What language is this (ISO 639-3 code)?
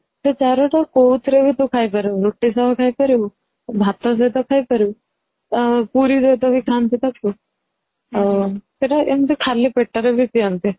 ori